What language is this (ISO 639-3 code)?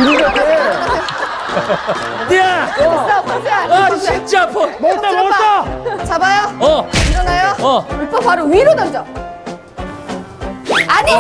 kor